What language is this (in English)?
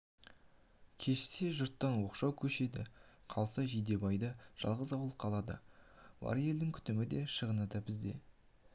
Kazakh